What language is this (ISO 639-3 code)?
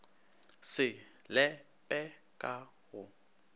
nso